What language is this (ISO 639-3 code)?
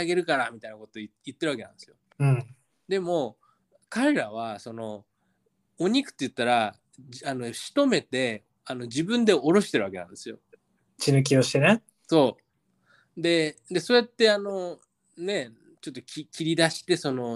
jpn